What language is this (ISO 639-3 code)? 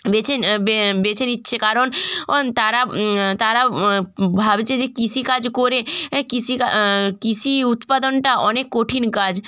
ben